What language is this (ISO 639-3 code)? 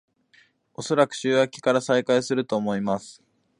jpn